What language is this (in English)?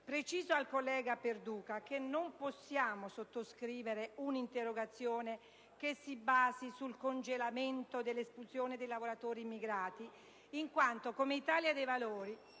Italian